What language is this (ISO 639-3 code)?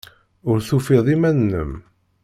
kab